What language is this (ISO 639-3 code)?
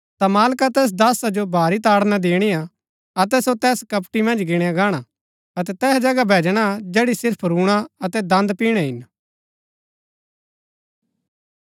gbk